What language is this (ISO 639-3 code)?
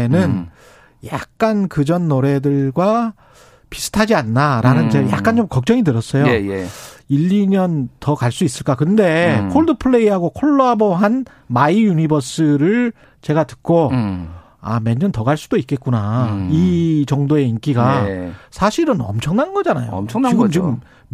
kor